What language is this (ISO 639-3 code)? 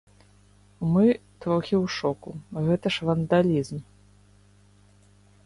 bel